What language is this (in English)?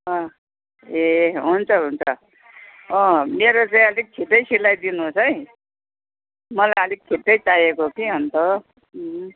Nepali